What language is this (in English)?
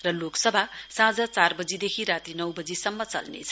Nepali